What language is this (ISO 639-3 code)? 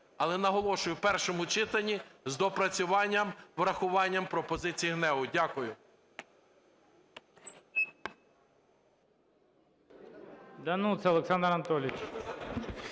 ukr